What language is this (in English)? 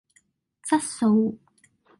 Cantonese